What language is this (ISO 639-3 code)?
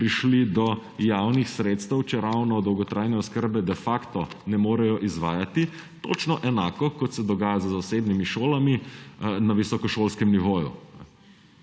slv